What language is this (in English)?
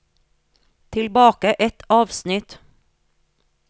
Norwegian